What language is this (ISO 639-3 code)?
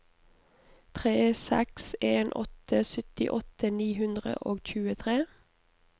nor